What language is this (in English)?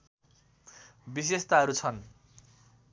Nepali